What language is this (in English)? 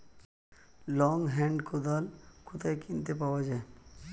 Bangla